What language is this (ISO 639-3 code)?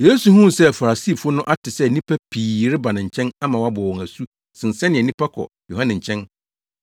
aka